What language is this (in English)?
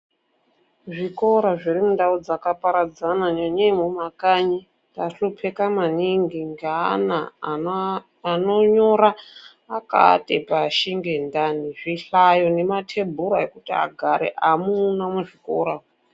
Ndau